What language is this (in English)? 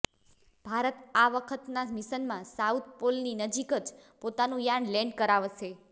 Gujarati